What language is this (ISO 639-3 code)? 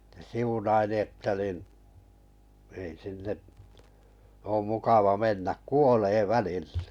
fin